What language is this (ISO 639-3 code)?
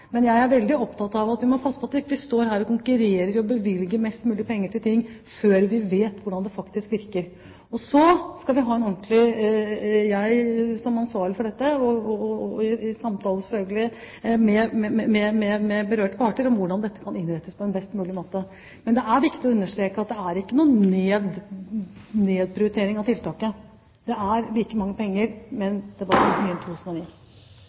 nob